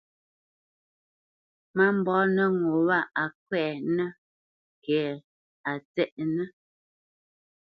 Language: Bamenyam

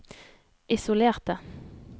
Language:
Norwegian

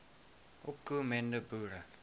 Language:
Afrikaans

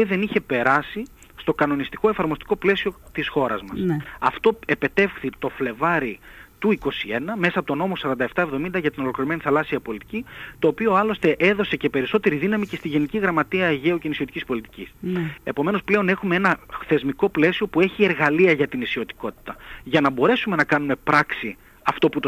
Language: Greek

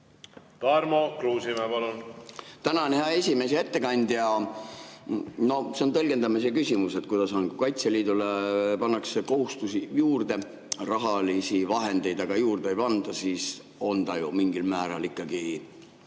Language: Estonian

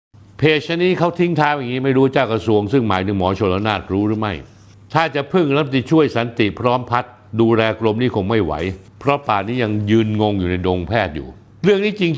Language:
Thai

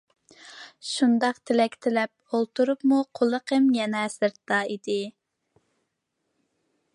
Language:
Uyghur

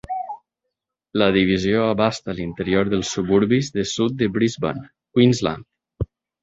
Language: Catalan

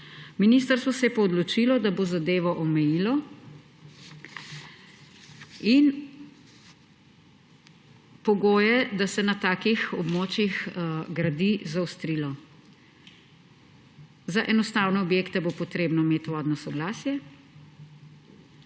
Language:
Slovenian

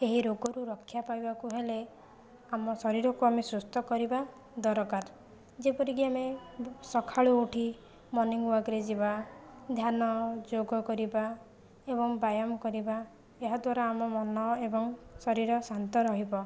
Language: Odia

